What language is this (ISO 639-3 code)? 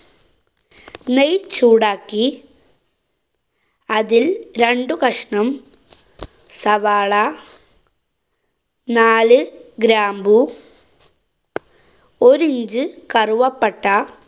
mal